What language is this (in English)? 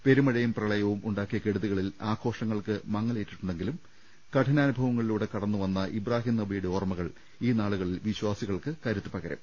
Malayalam